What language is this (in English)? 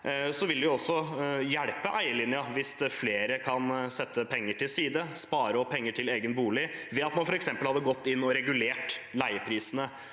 Norwegian